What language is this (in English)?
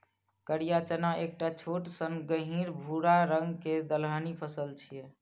Maithili